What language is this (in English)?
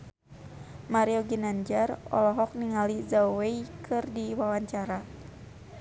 Sundanese